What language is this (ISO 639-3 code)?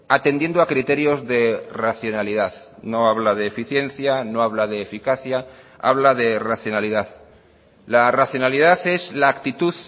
spa